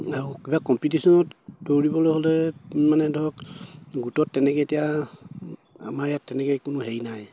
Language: Assamese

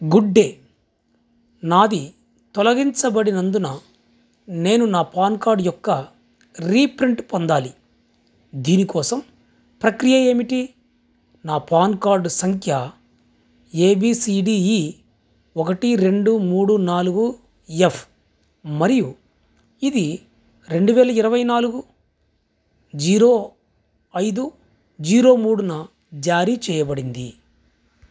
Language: Telugu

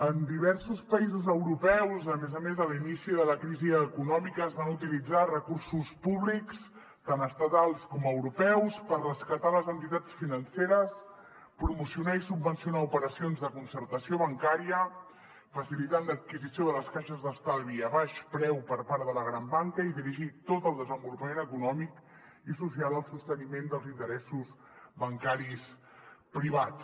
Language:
Catalan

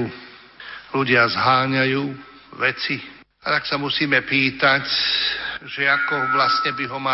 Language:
Slovak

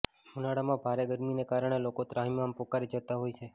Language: Gujarati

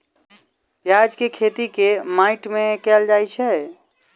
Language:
Maithili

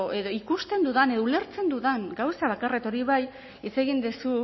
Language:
Basque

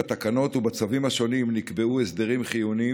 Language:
Hebrew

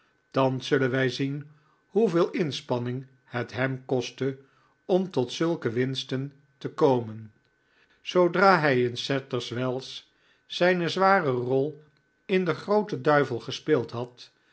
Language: Dutch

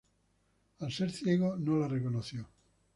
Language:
Spanish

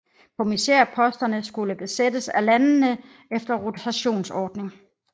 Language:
Danish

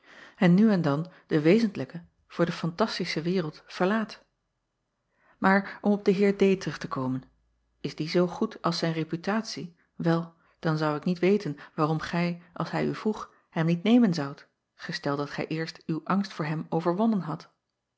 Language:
Dutch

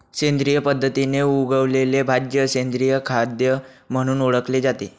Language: Marathi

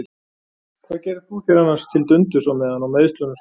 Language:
Icelandic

